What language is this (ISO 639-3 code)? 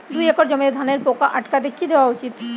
ben